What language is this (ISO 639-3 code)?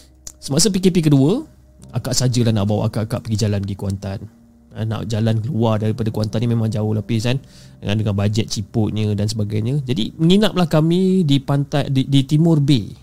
msa